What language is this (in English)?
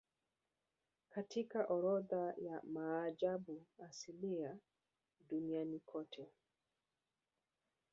Swahili